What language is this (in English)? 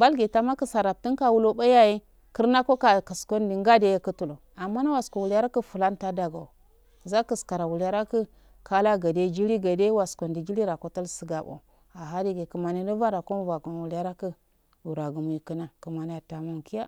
Afade